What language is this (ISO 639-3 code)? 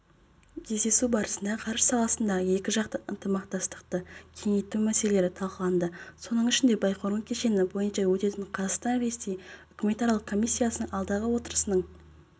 kaz